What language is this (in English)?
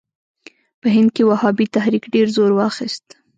Pashto